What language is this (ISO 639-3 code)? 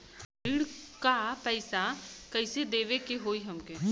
bho